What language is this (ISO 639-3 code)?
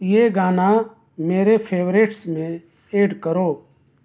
urd